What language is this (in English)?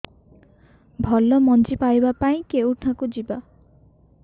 Odia